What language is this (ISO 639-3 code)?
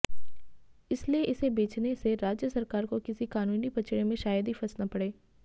hin